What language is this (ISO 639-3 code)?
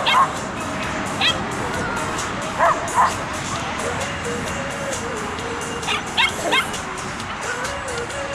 ces